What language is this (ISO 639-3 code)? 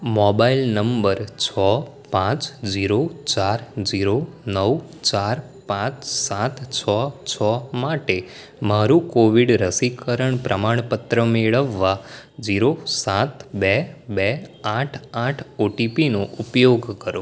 guj